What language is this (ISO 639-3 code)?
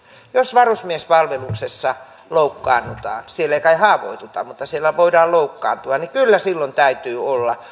fin